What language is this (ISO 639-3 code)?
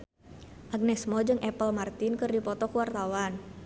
sun